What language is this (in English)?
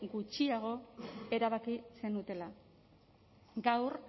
Basque